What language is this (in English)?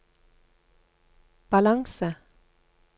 Norwegian